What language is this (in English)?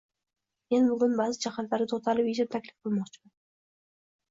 Uzbek